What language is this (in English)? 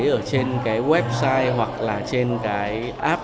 Vietnamese